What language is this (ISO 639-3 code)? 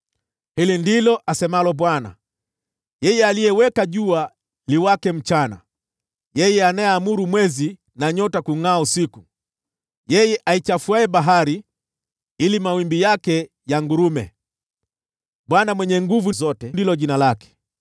swa